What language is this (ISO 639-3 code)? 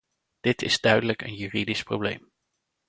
nld